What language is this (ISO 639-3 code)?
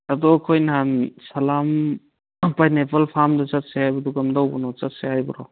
mni